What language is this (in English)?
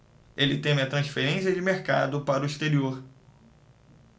Portuguese